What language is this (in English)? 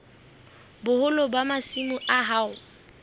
Southern Sotho